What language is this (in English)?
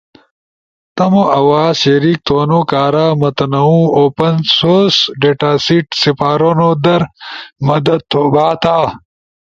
Ushojo